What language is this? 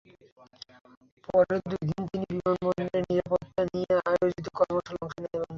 Bangla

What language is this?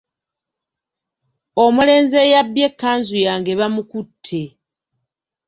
Ganda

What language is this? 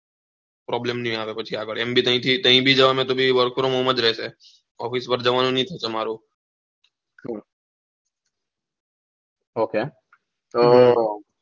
Gujarati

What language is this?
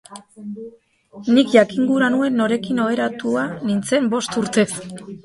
Basque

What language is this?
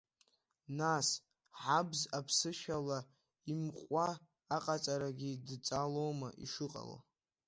Abkhazian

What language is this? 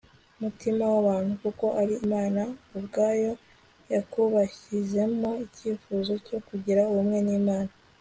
Kinyarwanda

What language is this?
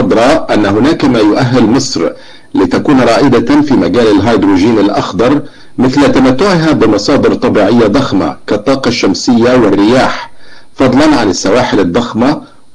Arabic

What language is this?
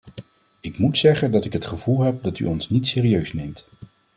Dutch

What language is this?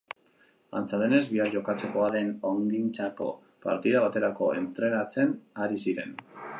Basque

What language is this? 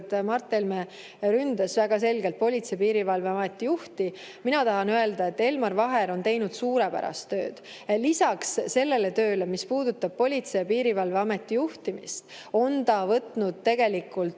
Estonian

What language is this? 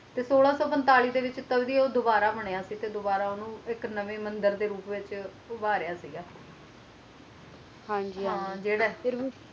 Punjabi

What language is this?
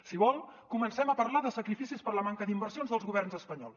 Catalan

